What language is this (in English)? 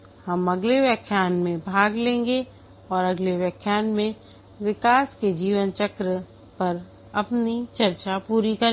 Hindi